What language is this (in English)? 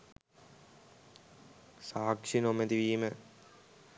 Sinhala